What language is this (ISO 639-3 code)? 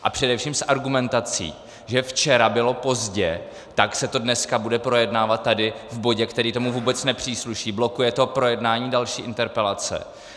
ces